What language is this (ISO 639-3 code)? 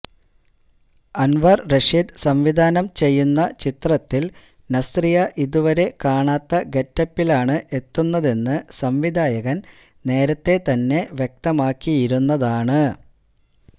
mal